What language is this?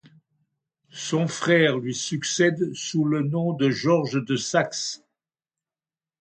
French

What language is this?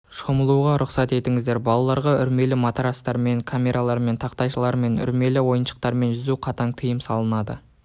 Kazakh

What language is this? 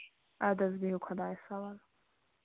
Kashmiri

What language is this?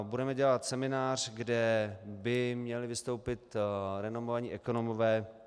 Czech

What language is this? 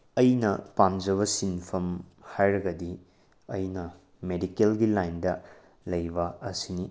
Manipuri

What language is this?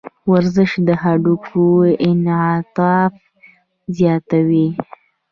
Pashto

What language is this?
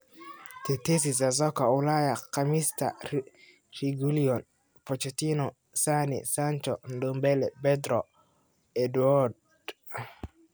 Somali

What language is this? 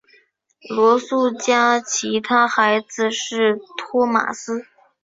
Chinese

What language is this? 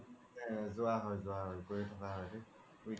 Assamese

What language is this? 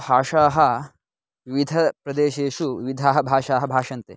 Sanskrit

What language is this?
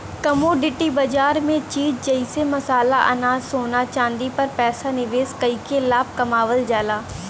Bhojpuri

